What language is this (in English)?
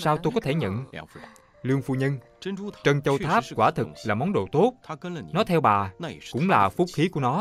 Vietnamese